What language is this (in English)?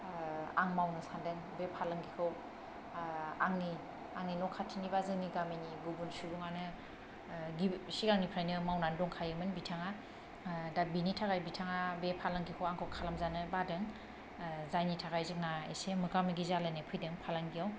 Bodo